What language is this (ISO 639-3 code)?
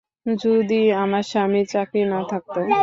ben